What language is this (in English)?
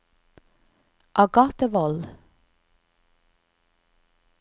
Norwegian